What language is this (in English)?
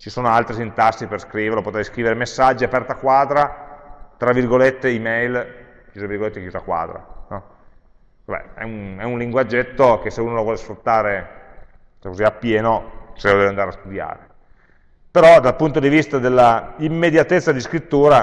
Italian